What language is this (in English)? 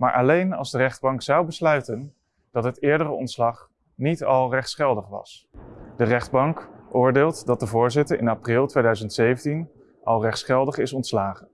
Dutch